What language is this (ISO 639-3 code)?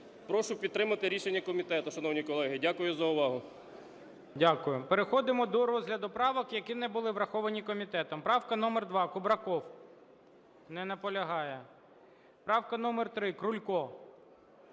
ukr